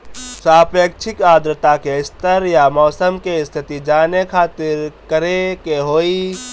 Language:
Bhojpuri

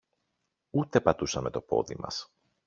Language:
Greek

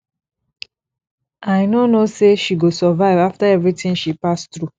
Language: Nigerian Pidgin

